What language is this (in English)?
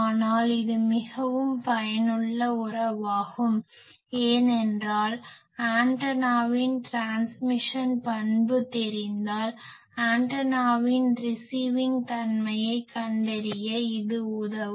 Tamil